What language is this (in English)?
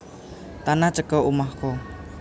Javanese